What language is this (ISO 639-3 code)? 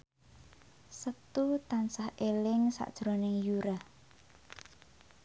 jav